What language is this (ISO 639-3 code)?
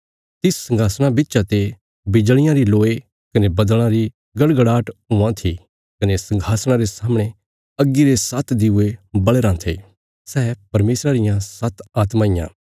kfs